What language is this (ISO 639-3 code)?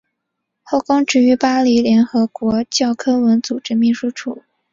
zho